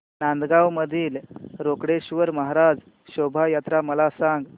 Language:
Marathi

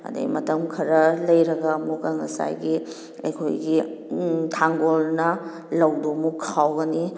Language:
Manipuri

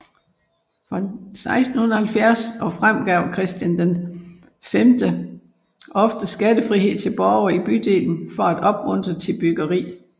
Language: Danish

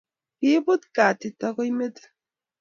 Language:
Kalenjin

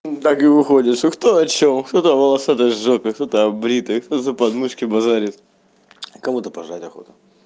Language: Russian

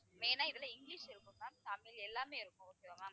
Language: Tamil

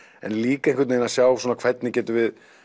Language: Icelandic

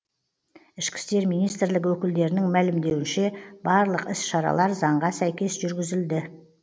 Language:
Kazakh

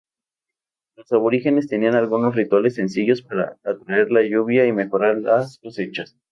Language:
Spanish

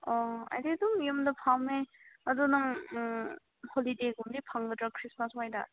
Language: Manipuri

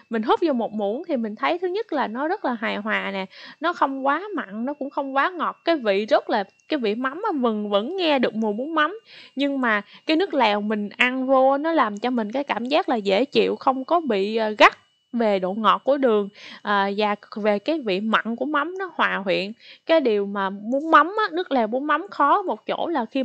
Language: Vietnamese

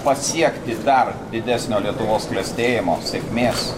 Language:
Lithuanian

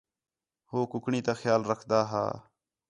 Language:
Khetrani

